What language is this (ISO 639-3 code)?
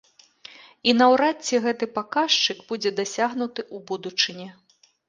bel